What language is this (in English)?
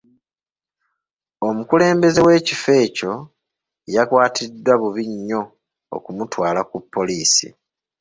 Ganda